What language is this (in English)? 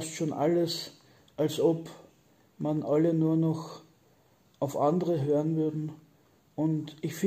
German